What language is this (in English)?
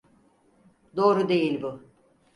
Turkish